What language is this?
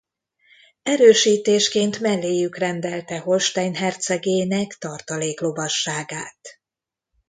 Hungarian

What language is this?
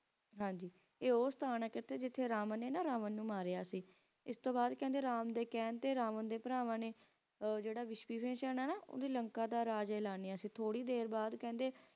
Punjabi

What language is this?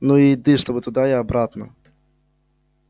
Russian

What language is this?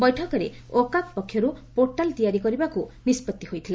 Odia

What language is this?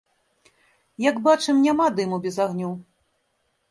Belarusian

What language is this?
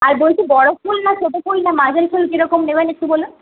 Bangla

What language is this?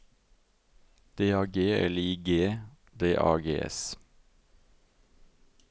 Norwegian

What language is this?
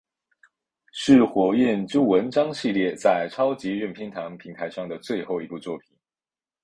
Chinese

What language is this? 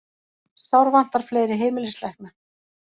Icelandic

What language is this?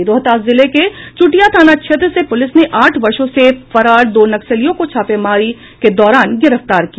Hindi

